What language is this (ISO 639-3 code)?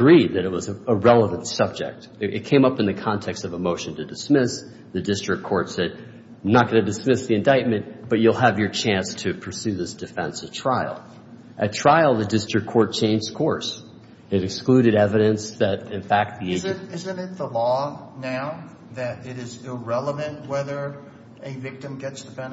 eng